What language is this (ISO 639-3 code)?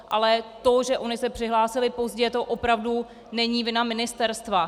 ces